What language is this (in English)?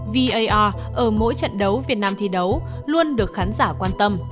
Vietnamese